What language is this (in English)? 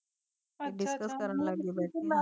Punjabi